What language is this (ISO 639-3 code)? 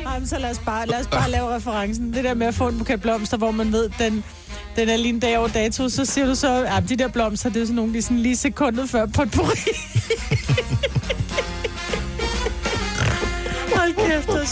dan